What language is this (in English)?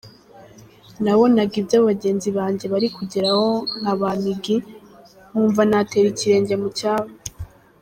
Kinyarwanda